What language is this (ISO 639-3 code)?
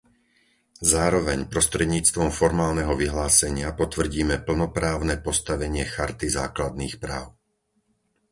slk